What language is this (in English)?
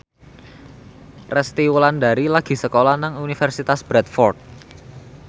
Javanese